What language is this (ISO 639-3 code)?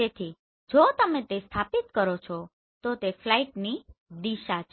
guj